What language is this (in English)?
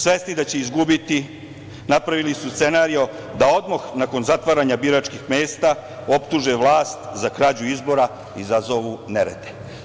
Serbian